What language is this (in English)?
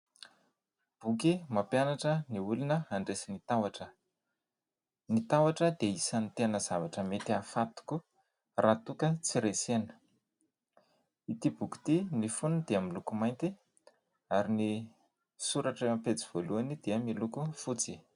Malagasy